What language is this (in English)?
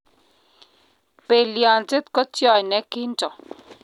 Kalenjin